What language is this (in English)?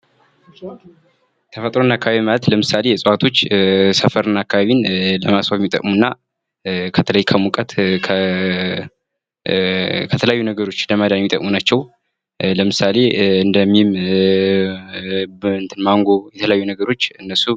Amharic